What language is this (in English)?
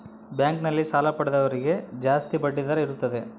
Kannada